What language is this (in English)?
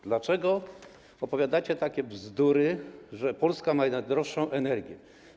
Polish